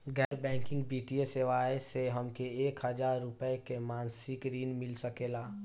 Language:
Bhojpuri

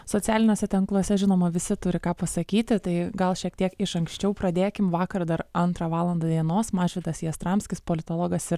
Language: Lithuanian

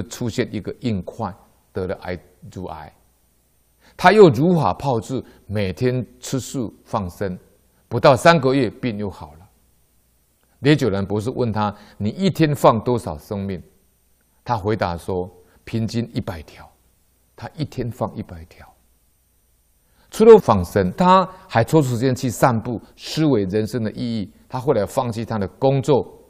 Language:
Chinese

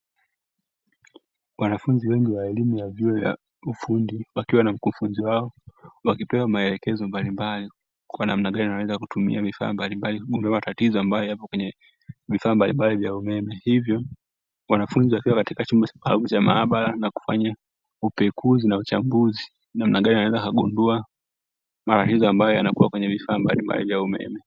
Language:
Swahili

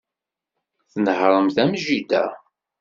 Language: Kabyle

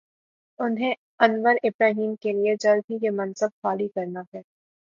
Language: Urdu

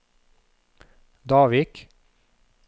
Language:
Norwegian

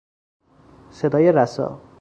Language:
Persian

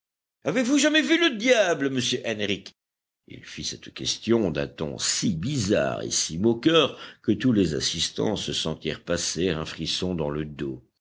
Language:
French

